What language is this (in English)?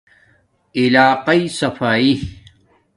Domaaki